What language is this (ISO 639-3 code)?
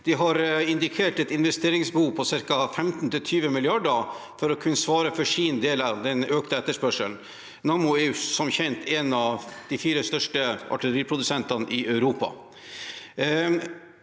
nor